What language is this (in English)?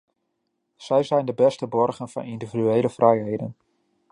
Dutch